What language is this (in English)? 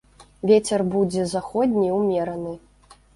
Belarusian